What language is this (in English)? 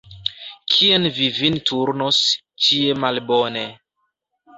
Esperanto